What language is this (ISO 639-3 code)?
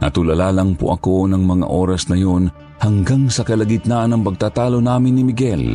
fil